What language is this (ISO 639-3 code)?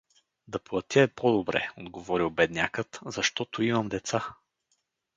bul